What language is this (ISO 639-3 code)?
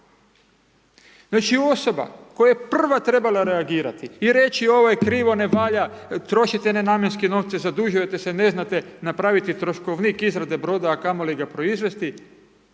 hrv